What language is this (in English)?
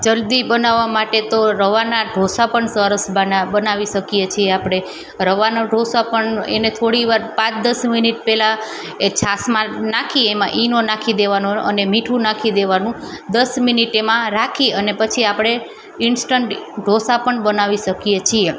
Gujarati